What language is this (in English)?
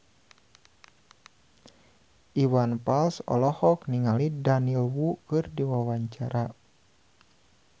Sundanese